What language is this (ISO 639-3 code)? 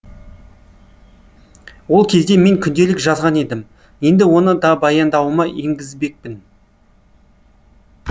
kaz